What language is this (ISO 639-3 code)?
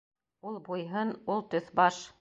bak